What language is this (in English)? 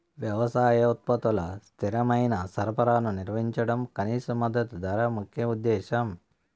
Telugu